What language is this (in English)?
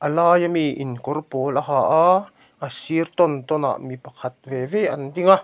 Mizo